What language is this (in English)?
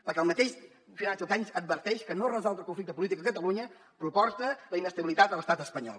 Catalan